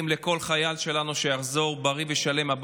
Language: Hebrew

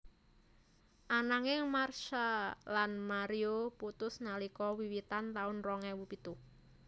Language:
Javanese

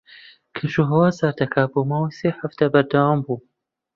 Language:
Central Kurdish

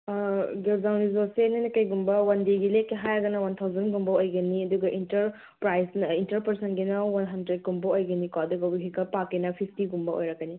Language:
Manipuri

